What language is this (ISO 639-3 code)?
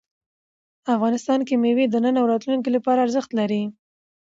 pus